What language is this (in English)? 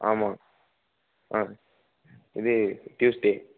Tamil